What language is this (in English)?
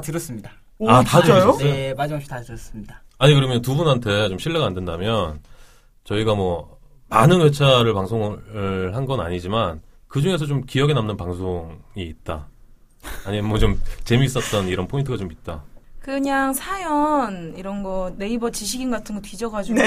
Korean